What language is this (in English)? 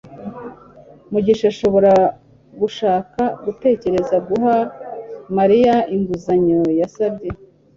Kinyarwanda